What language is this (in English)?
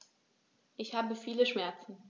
German